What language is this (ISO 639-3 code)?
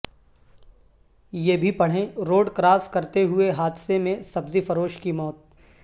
urd